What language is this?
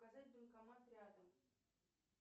Russian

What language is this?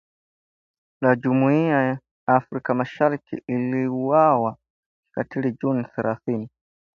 Swahili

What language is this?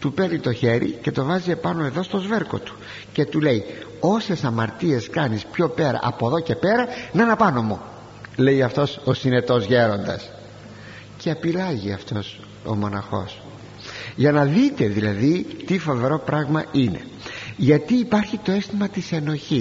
Greek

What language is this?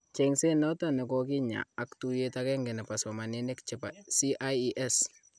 Kalenjin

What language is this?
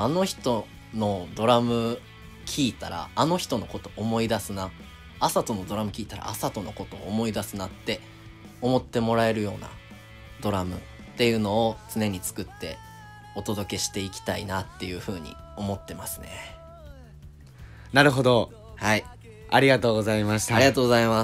Japanese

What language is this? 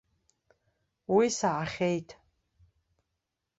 Abkhazian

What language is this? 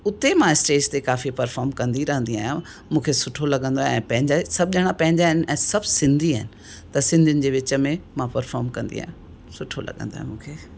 Sindhi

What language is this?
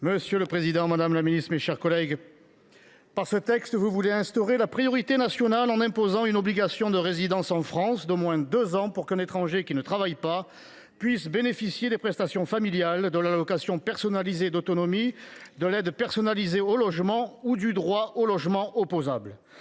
French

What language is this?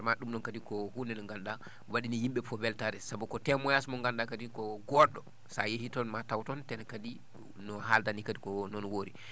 Fula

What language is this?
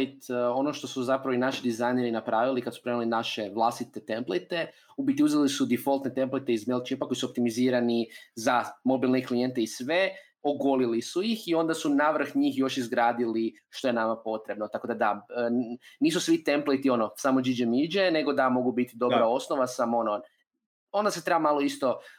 Croatian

